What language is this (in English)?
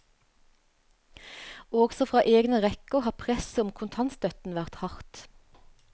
Norwegian